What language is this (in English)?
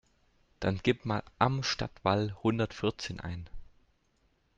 German